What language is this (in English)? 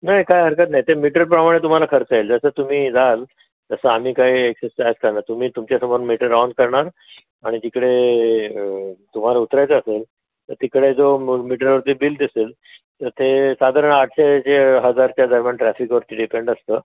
Marathi